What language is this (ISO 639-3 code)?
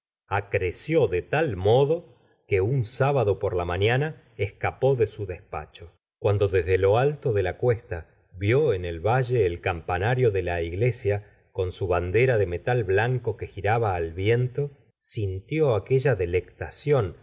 spa